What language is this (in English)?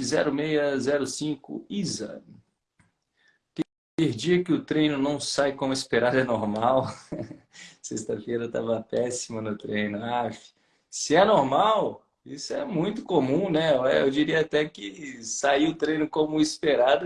Portuguese